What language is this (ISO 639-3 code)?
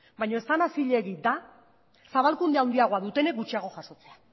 eus